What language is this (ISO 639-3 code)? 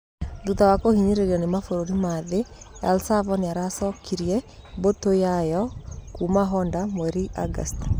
kik